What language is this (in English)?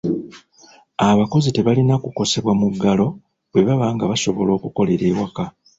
Ganda